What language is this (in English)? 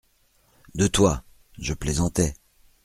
French